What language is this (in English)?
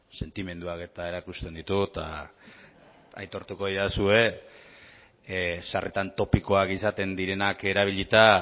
Basque